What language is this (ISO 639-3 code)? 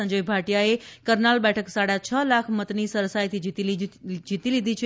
guj